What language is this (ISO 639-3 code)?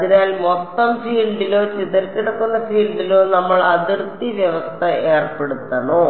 mal